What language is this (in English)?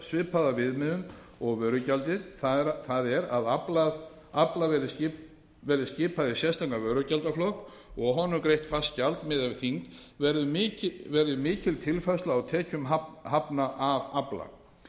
Icelandic